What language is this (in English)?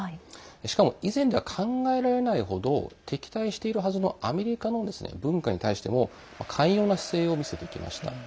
Japanese